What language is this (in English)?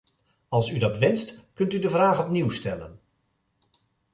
Dutch